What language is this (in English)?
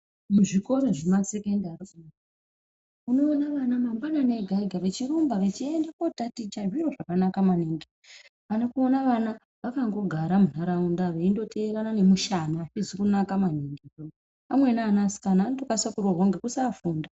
Ndau